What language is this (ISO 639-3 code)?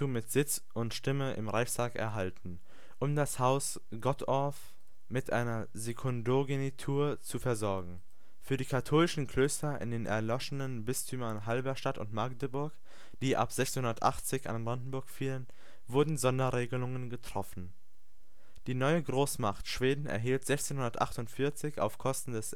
deu